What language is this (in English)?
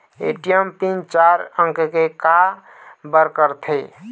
Chhattisgarhi